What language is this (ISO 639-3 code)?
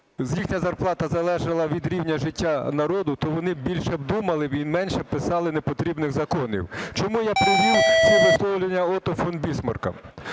ukr